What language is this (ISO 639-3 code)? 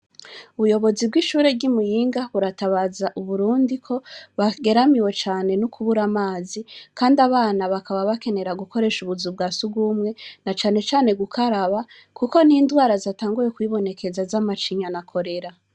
run